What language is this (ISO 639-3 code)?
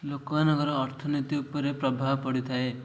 ori